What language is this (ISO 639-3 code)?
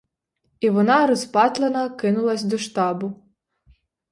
ukr